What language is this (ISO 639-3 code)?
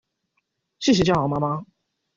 zho